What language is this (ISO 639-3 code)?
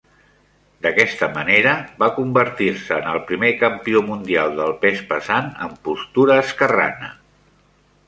cat